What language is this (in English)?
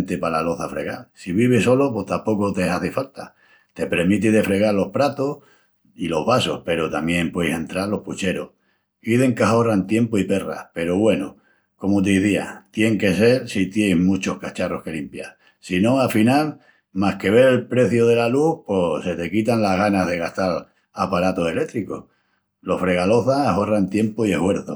Extremaduran